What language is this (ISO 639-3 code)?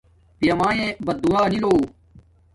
dmk